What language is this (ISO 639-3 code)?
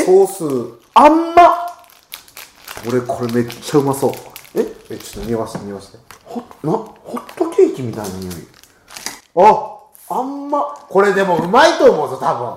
jpn